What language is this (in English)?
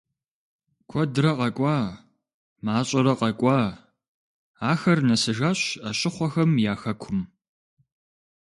Kabardian